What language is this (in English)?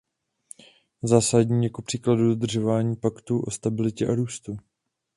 Czech